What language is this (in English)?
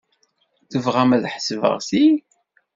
Kabyle